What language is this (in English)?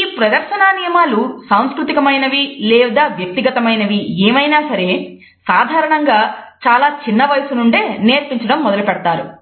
Telugu